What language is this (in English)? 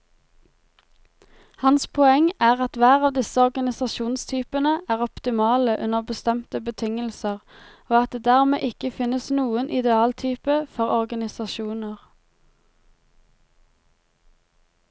Norwegian